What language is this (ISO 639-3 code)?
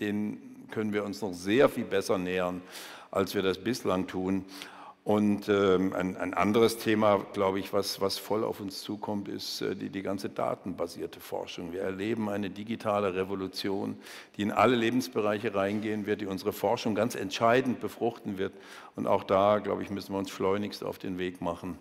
deu